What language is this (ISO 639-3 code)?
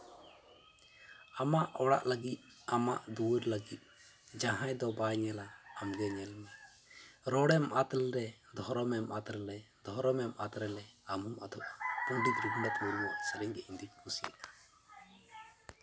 sat